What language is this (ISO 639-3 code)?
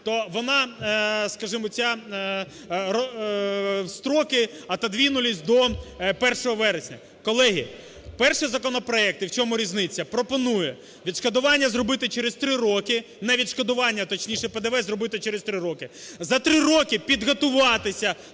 ukr